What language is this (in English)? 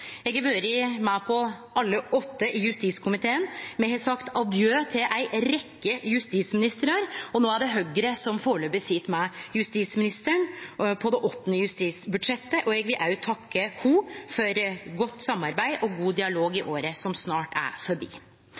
Norwegian Nynorsk